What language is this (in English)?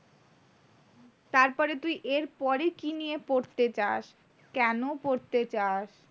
Bangla